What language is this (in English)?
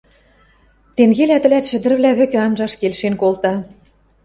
Western Mari